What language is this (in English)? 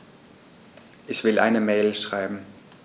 German